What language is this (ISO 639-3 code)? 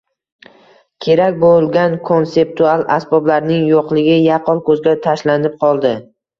uzb